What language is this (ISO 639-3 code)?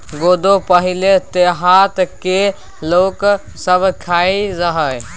mai